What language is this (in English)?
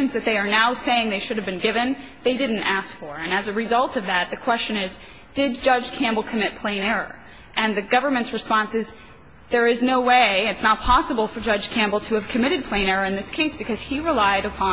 English